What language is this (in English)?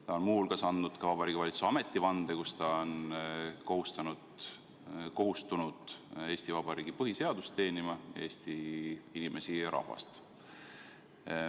Estonian